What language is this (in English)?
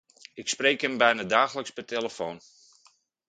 Dutch